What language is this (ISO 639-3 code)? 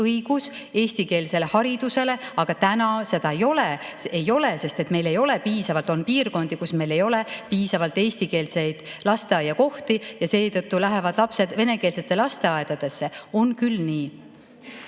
est